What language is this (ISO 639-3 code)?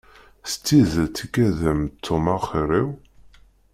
kab